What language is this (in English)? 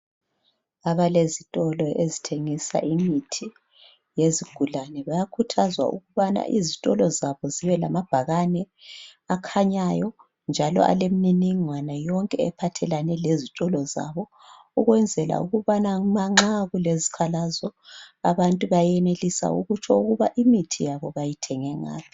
North Ndebele